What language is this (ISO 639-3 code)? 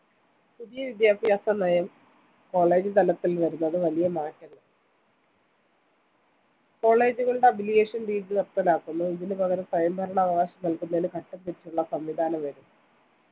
mal